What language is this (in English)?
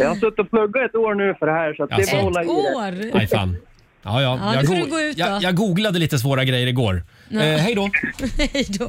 Swedish